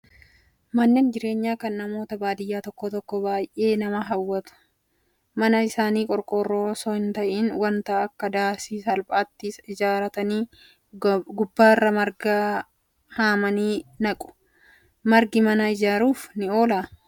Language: Oromo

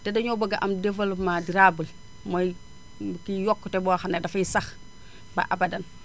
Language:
Wolof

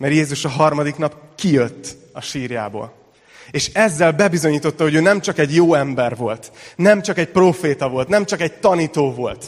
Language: Hungarian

